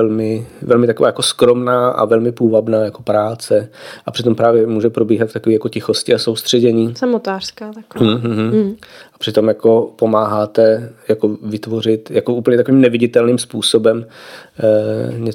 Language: Czech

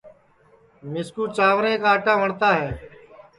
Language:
Sansi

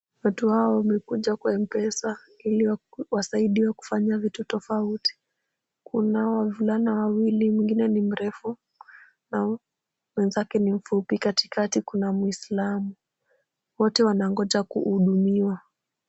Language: Swahili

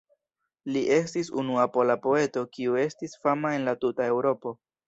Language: Esperanto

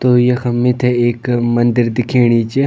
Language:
Garhwali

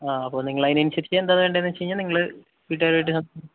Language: Malayalam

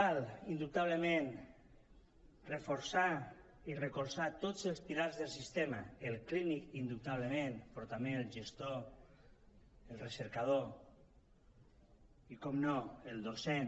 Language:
Catalan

